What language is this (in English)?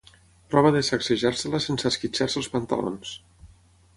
Catalan